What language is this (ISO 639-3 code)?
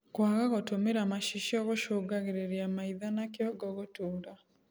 kik